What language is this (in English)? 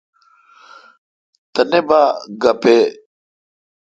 Kalkoti